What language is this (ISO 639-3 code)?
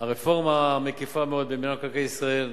heb